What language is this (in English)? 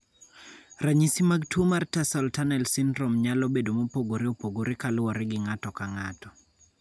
Luo (Kenya and Tanzania)